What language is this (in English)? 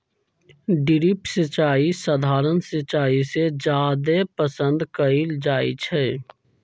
Magahi